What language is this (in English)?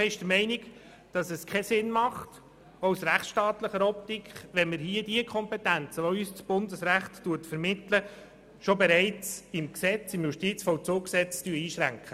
Swiss German